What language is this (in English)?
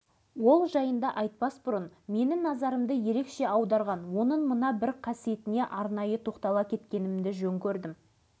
Kazakh